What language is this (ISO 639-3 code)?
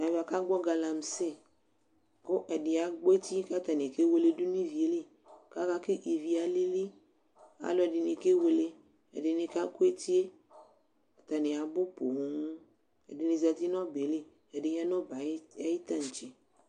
kpo